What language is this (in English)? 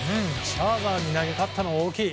Japanese